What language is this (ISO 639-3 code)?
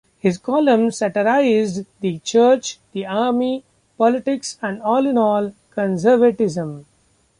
eng